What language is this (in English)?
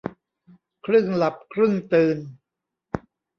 Thai